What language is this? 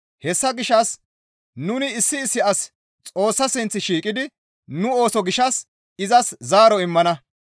Gamo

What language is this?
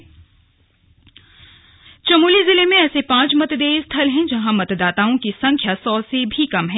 Hindi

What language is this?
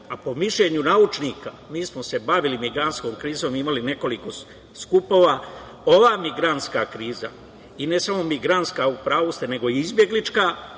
Serbian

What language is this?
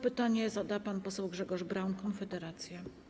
Polish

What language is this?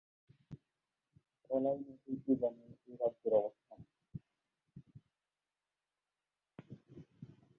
Bangla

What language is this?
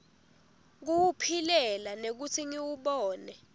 Swati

